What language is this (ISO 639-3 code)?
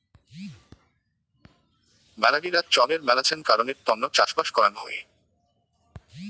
ben